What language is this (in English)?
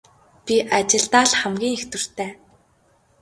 Mongolian